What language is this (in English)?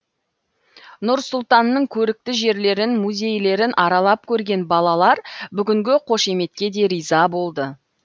Kazakh